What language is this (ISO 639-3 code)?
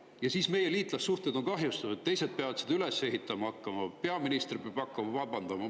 est